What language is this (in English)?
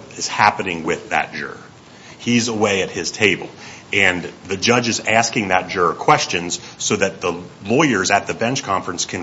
English